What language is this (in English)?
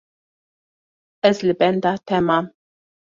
Kurdish